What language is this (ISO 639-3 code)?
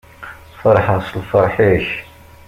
kab